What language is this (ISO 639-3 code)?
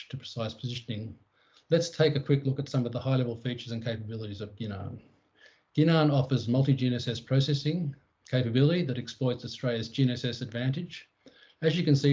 eng